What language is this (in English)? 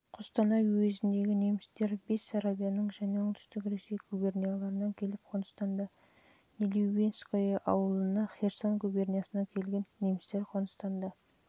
Kazakh